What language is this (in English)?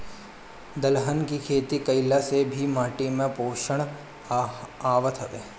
Bhojpuri